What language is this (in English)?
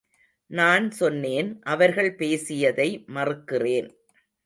Tamil